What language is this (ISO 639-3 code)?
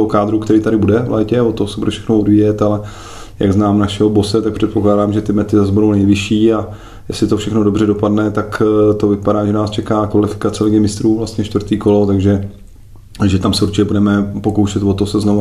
ces